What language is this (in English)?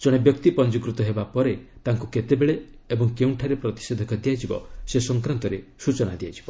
Odia